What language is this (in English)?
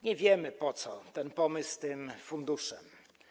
Polish